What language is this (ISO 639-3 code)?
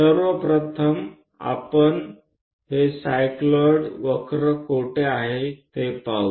mar